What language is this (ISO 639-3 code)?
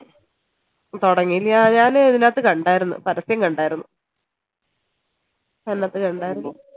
mal